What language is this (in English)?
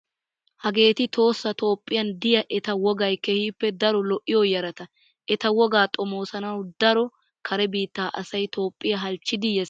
Wolaytta